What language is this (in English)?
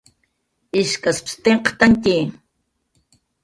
Jaqaru